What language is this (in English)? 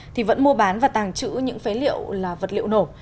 Vietnamese